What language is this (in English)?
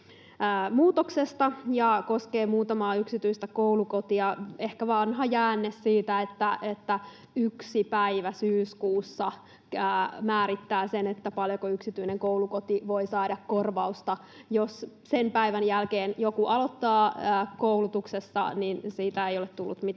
Finnish